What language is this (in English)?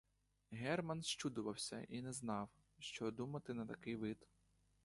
Ukrainian